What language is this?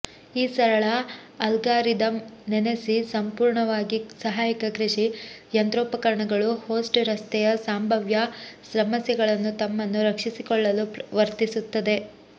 Kannada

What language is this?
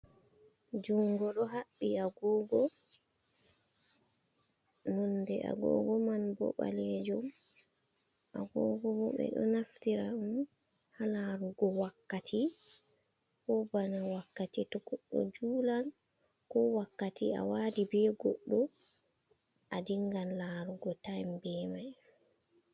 Fula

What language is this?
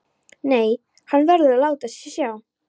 Icelandic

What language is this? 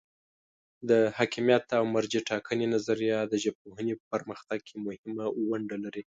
Pashto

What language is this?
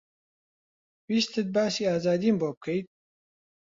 Central Kurdish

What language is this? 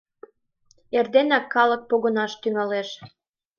Mari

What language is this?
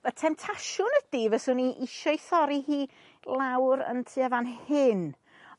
Welsh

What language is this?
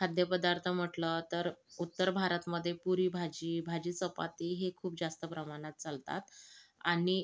Marathi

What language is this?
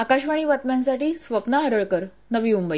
Marathi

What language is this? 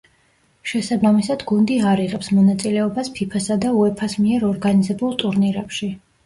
Georgian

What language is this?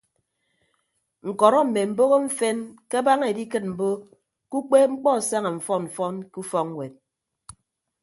Ibibio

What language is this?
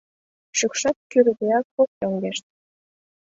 Mari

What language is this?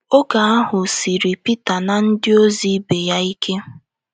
Igbo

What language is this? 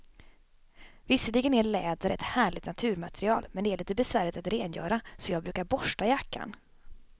Swedish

